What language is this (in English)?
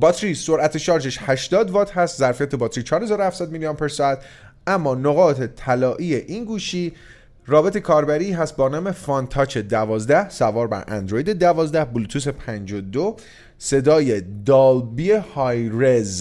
Persian